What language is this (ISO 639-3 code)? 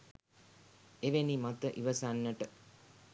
sin